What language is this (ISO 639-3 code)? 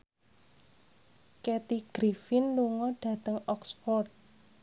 jav